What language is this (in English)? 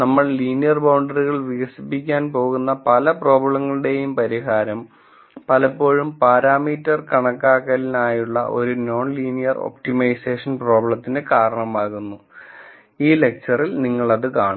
Malayalam